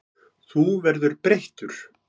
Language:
Icelandic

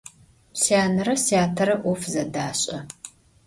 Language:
Adyghe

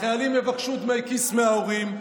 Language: Hebrew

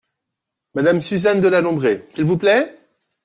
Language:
French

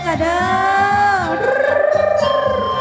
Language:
Thai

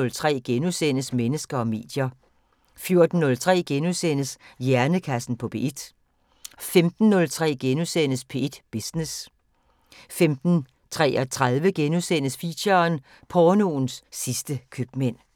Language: Danish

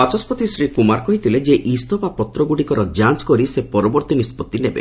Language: Odia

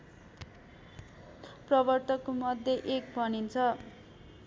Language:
Nepali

